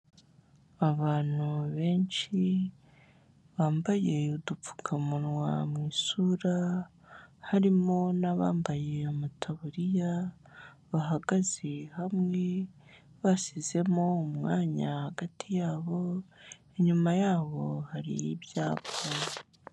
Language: Kinyarwanda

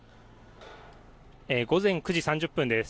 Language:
Japanese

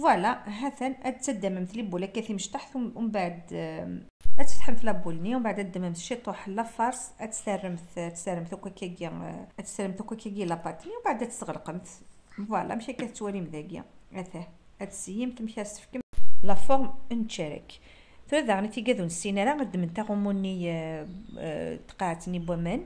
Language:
Arabic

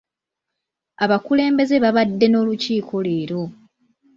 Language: Ganda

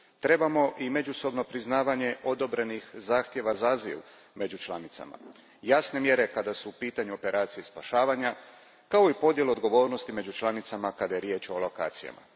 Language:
Croatian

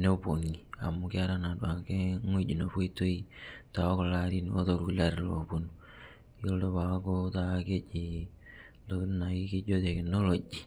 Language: Masai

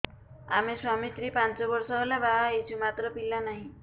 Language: Odia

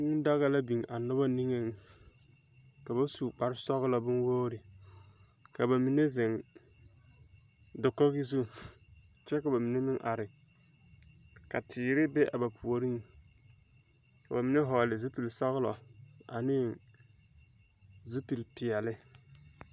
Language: Southern Dagaare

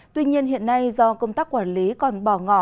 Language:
Vietnamese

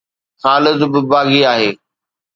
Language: Sindhi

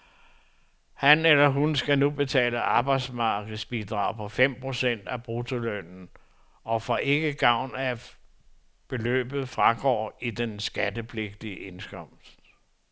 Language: Danish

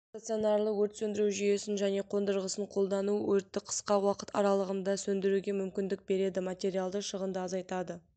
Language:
Kazakh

